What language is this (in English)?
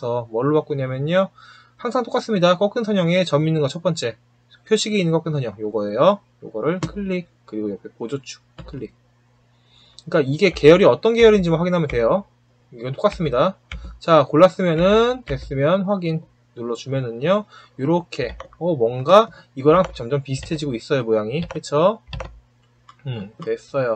Korean